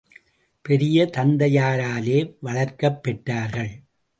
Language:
Tamil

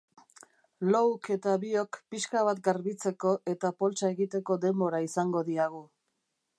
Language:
Basque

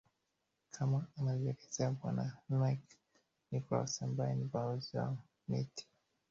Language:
Swahili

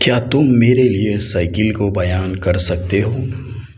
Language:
Urdu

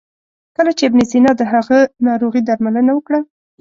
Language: Pashto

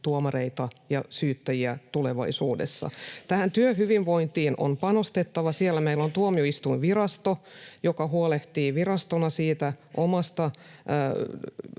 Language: Finnish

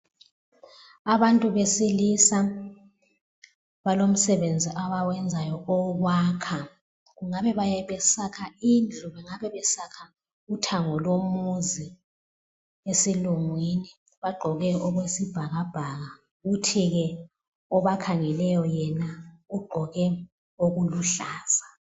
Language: North Ndebele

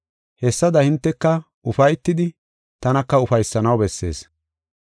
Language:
Gofa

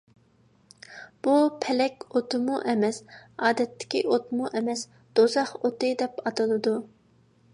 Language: Uyghur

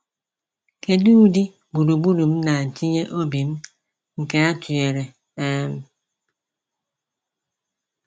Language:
Igbo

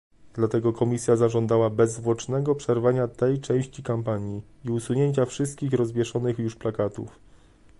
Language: Polish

